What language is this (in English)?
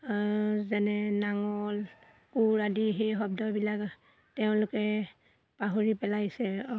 Assamese